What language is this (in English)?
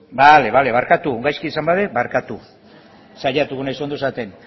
Basque